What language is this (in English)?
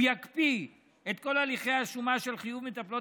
Hebrew